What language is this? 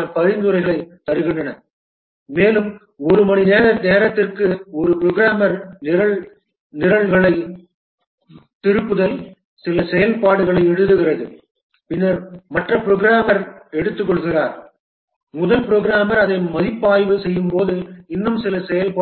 Tamil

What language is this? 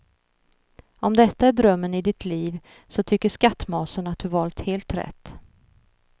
Swedish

